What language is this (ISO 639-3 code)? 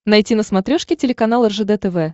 rus